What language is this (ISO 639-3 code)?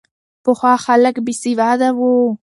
pus